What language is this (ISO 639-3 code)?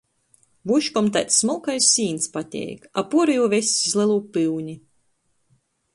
ltg